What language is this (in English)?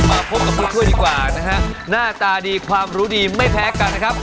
Thai